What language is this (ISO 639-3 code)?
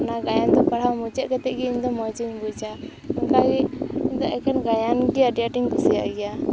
sat